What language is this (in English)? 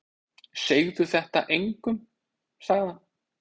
Icelandic